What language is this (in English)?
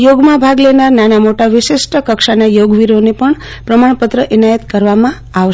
Gujarati